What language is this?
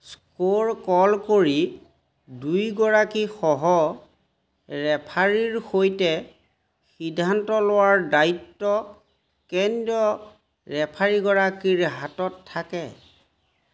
Assamese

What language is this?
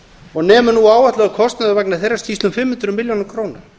Icelandic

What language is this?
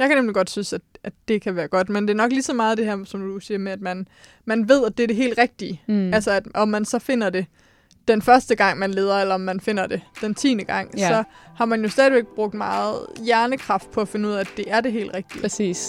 Danish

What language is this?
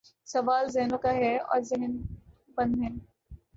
Urdu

